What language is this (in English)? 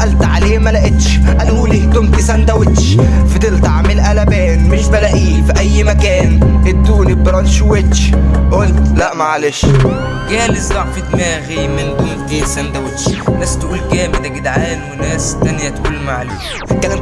Arabic